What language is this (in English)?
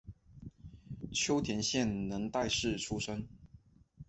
Chinese